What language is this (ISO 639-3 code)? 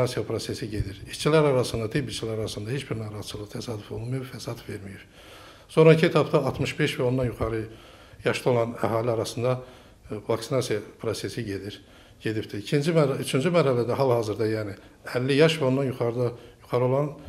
tur